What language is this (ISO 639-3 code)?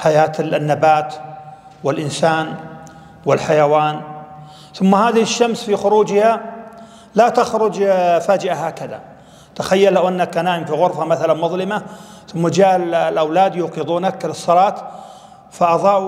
ara